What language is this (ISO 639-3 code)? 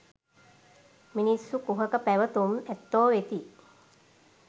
sin